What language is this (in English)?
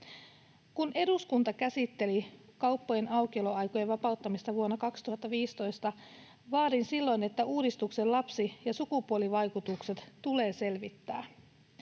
Finnish